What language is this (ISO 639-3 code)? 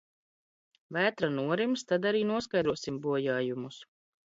lav